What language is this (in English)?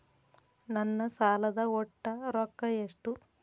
Kannada